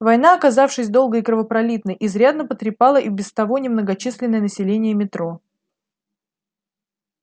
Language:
Russian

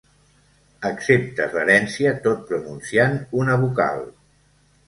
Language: Catalan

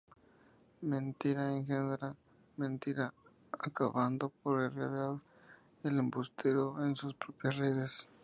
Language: Spanish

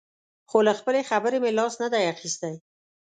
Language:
Pashto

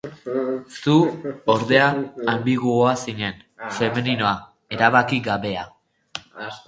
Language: Basque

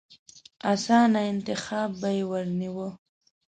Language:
Pashto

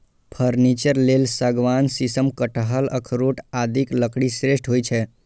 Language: Maithili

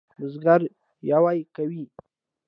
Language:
Pashto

